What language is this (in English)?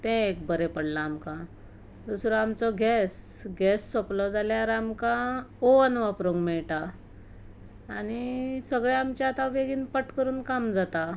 Konkani